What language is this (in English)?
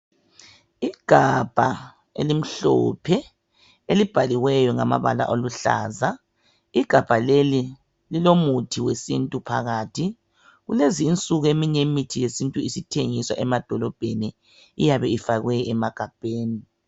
North Ndebele